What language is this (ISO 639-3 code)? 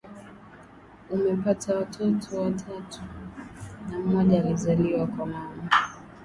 swa